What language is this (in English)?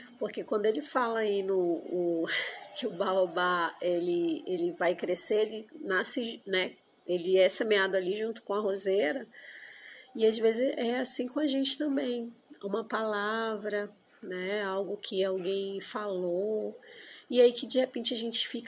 Portuguese